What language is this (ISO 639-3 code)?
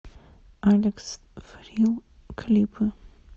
rus